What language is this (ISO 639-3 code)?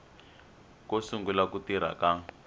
tso